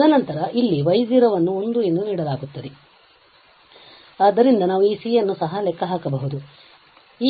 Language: Kannada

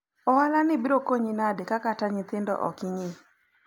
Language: Luo (Kenya and Tanzania)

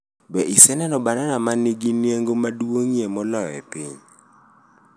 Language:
Luo (Kenya and Tanzania)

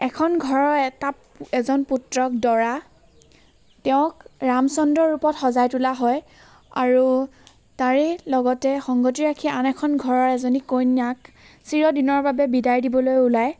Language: Assamese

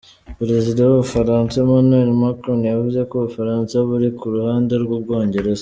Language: Kinyarwanda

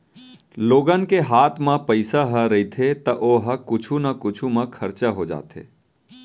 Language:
Chhattisgarhi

